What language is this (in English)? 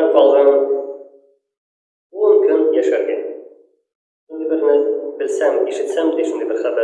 Turkish